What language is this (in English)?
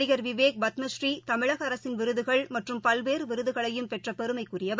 Tamil